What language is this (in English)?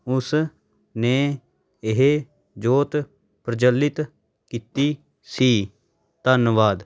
Punjabi